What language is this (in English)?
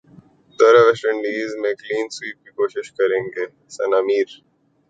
Urdu